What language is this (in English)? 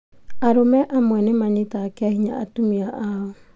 Kikuyu